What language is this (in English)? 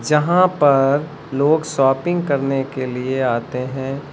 Hindi